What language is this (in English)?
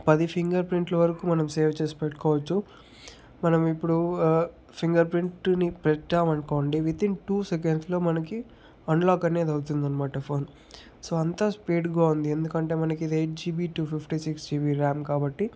Telugu